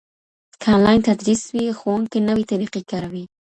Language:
Pashto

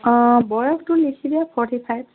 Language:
Assamese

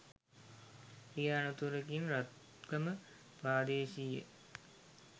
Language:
Sinhala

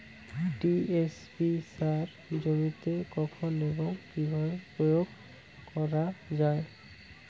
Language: Bangla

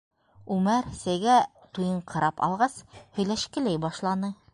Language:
Bashkir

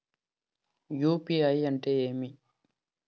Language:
Telugu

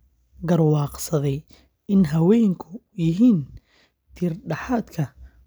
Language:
Somali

